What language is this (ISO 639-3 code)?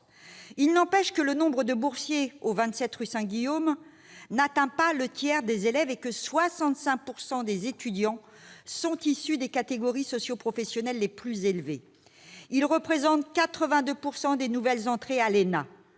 fra